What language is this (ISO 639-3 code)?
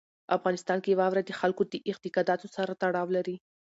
pus